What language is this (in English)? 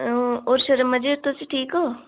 Dogri